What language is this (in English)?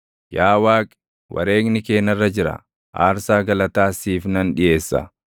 Oromo